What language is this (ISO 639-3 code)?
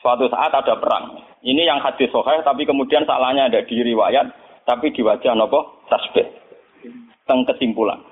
msa